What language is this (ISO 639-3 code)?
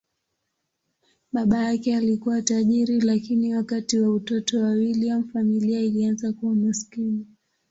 swa